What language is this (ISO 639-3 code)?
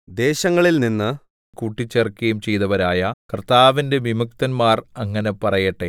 mal